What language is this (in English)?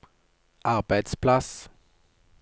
Norwegian